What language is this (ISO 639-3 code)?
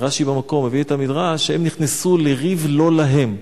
heb